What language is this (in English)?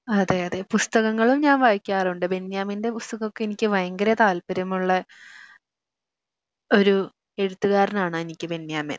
Malayalam